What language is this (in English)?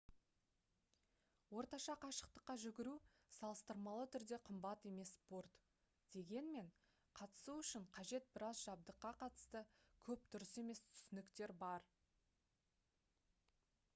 Kazakh